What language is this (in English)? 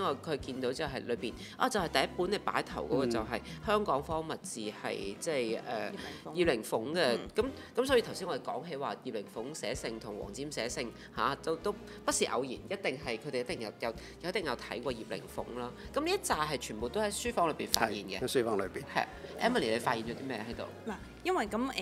Chinese